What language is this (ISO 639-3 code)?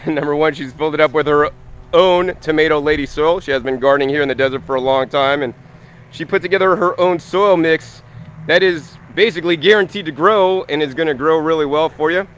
eng